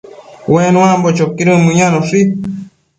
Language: Matsés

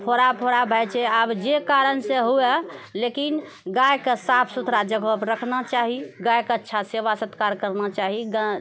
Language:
Maithili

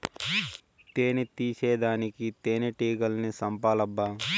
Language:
Telugu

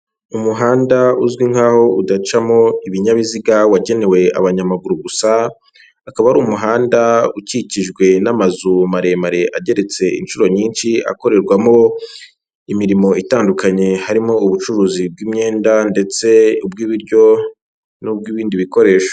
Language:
Kinyarwanda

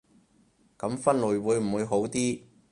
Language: Cantonese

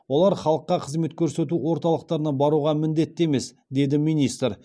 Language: Kazakh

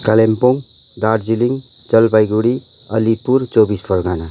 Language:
Nepali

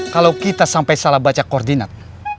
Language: Indonesian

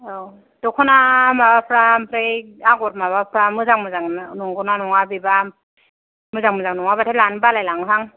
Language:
Bodo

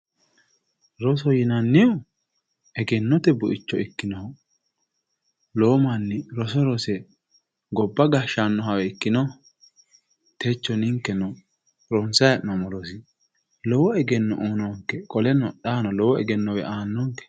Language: Sidamo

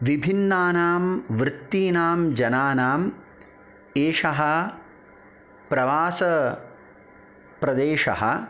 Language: Sanskrit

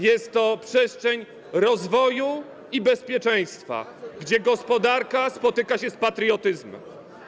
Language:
Polish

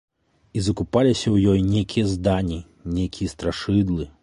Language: Belarusian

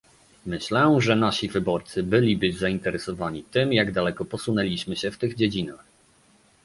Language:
Polish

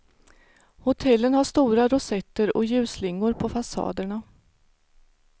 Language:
Swedish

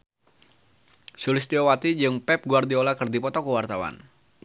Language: Sundanese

